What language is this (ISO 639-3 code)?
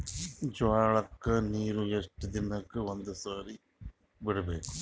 kan